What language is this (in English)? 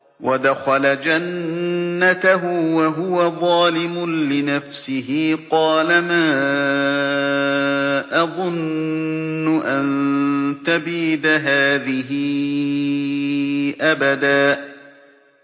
Arabic